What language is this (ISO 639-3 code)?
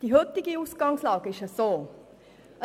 gsw